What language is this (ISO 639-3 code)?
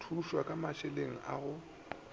nso